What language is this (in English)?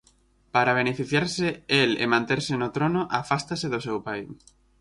Galician